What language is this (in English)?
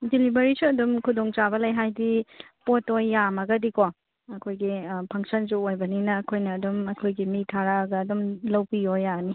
Manipuri